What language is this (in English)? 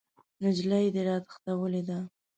Pashto